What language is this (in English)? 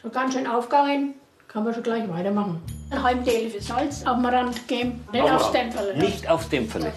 German